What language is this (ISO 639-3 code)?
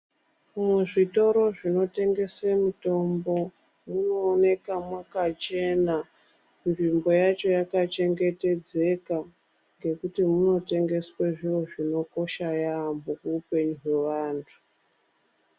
ndc